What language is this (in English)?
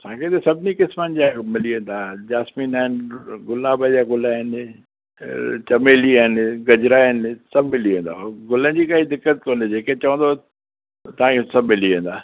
Sindhi